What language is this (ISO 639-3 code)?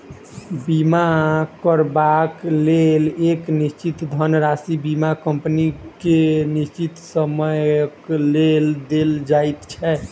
mai